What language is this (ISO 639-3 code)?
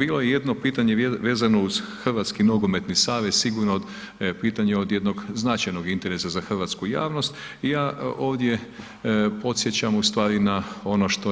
hrv